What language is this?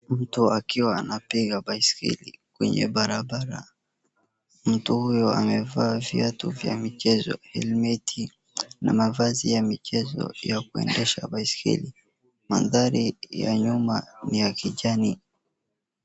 Swahili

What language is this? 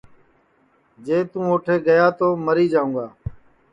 Sansi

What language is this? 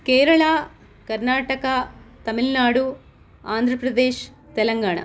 Sanskrit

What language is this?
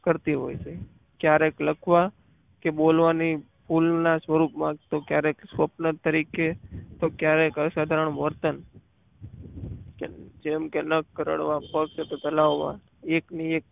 Gujarati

